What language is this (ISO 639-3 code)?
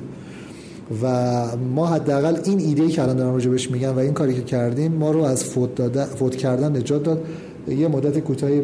fas